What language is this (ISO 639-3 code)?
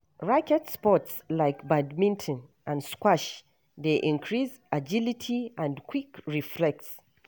pcm